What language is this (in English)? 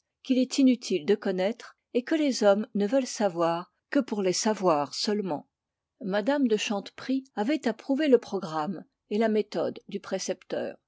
French